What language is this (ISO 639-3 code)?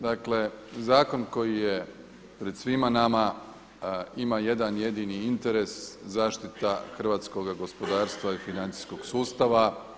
hrv